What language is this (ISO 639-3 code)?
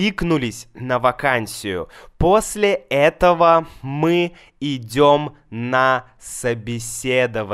rus